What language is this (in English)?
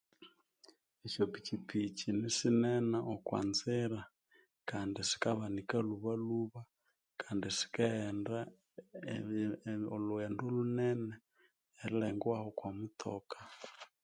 Konzo